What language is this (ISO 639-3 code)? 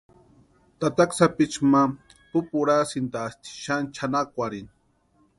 pua